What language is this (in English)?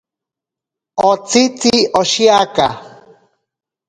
Ashéninka Perené